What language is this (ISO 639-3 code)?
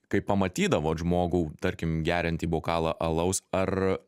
lit